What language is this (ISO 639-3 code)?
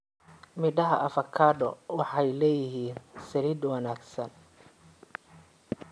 som